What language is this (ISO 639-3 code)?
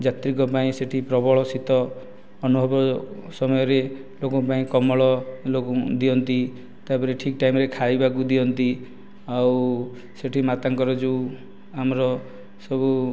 ori